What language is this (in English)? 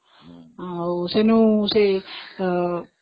Odia